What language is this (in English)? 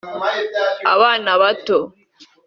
Kinyarwanda